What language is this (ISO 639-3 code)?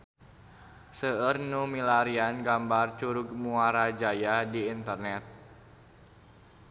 sun